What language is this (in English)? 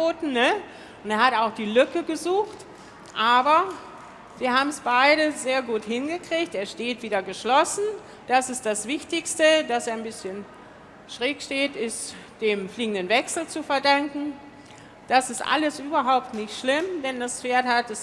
German